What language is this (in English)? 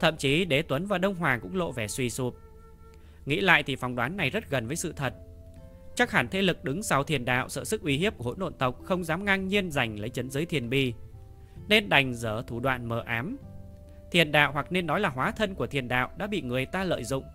Vietnamese